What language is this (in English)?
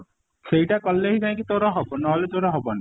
Odia